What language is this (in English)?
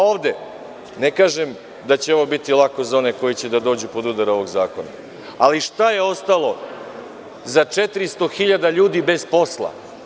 Serbian